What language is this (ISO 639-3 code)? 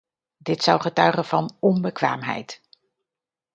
nld